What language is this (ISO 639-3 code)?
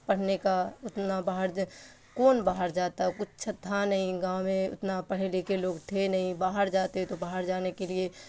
urd